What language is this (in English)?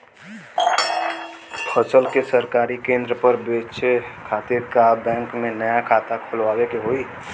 Bhojpuri